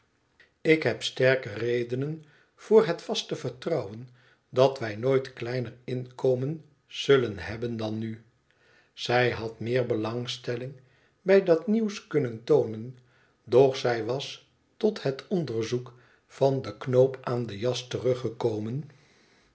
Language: Dutch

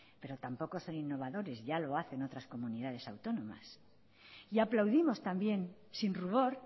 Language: Spanish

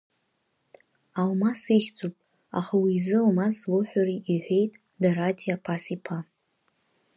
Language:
Abkhazian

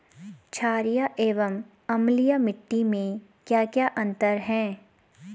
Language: Hindi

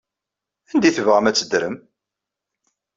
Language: Kabyle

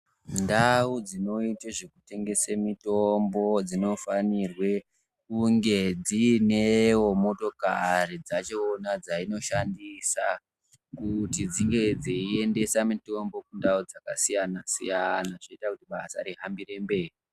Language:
Ndau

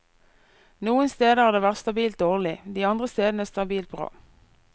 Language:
Norwegian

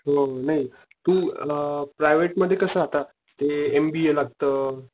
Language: Marathi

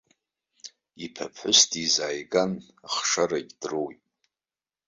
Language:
Abkhazian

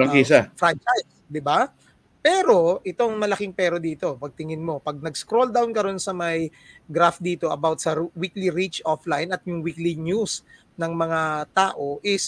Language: Filipino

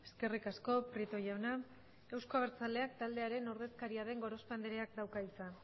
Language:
Basque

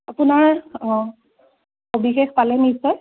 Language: Assamese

